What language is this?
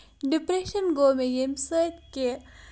Kashmiri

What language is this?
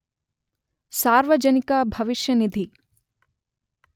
Kannada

